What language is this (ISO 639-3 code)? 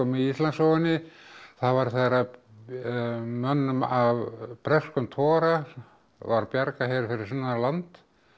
isl